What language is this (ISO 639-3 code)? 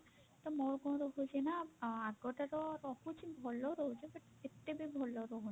ori